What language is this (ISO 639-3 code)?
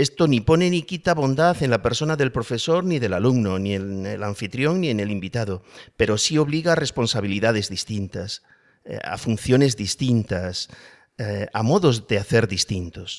spa